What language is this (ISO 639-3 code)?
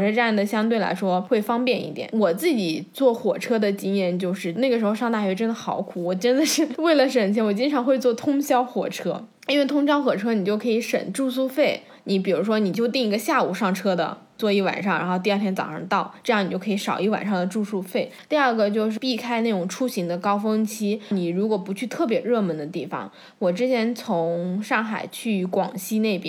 zho